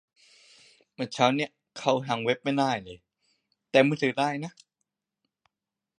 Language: Thai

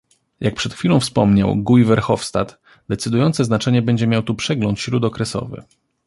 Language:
Polish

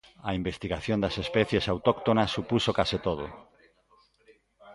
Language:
Galician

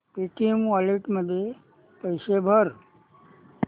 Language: Marathi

